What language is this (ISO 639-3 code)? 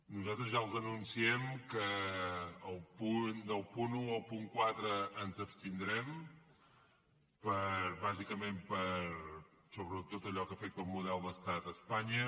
cat